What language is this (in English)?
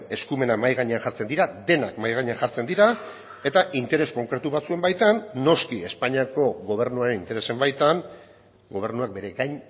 Basque